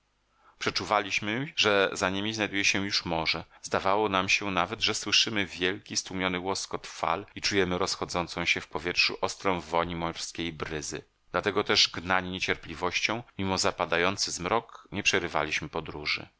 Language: Polish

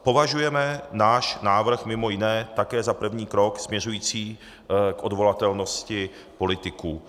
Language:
Czech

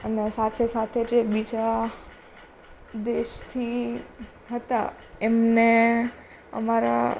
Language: Gujarati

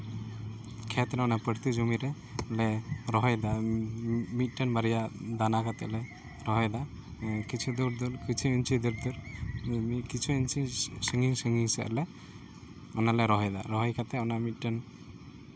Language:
Santali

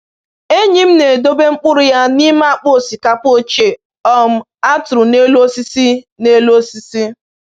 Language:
Igbo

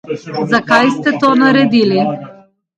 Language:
Slovenian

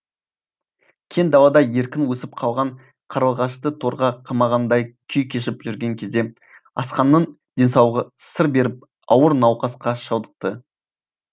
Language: Kazakh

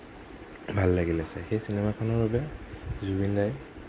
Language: Assamese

